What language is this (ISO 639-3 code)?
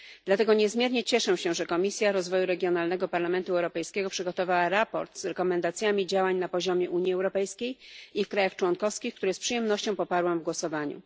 pol